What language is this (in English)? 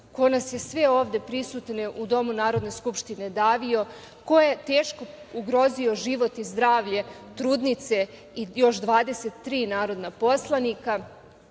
Serbian